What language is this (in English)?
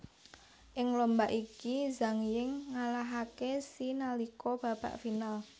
Javanese